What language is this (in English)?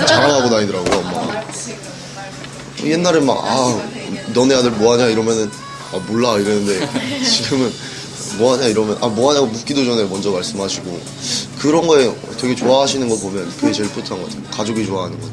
Korean